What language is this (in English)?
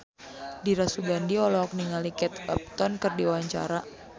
Sundanese